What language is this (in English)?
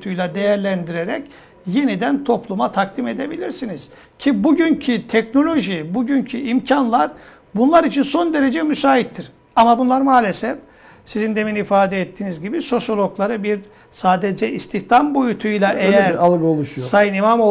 Turkish